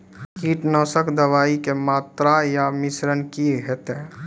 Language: Maithili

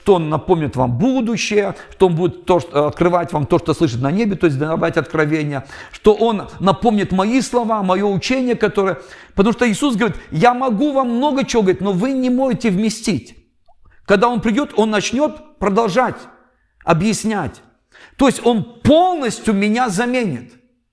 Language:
Russian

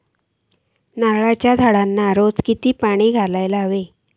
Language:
Marathi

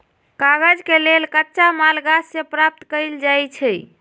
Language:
Magahi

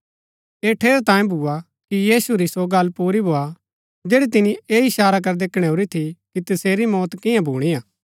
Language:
Gaddi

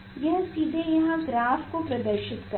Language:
Hindi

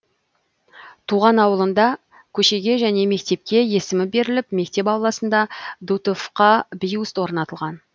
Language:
Kazakh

